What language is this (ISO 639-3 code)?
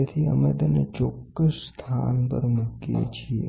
guj